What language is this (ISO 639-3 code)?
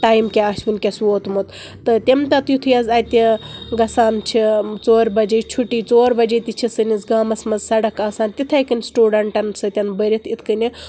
kas